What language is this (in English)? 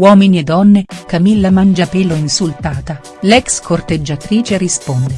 Italian